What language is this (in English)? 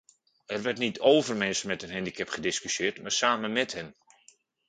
Dutch